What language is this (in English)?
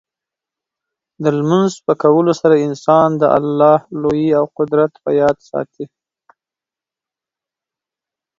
Pashto